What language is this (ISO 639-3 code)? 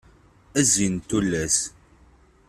kab